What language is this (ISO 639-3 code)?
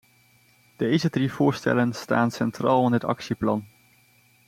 nld